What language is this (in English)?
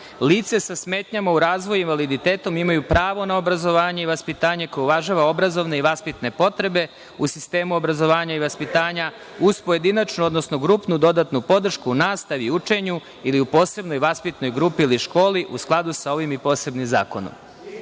Serbian